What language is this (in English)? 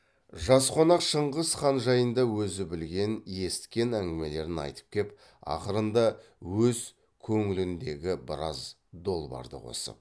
Kazakh